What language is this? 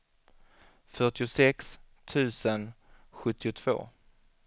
Swedish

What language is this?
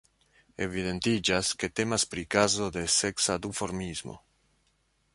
Esperanto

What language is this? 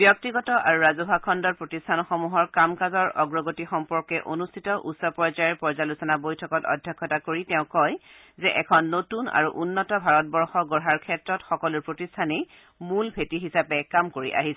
Assamese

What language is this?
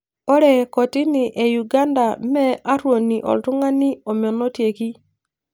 Masai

